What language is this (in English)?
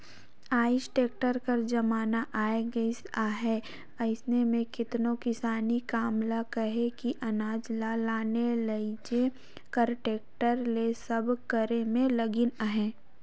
Chhattisgarhi